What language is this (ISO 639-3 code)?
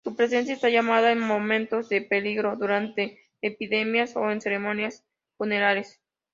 spa